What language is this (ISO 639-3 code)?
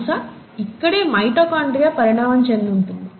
tel